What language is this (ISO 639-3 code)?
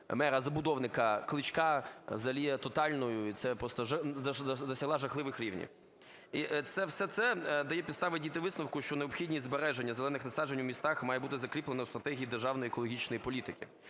ukr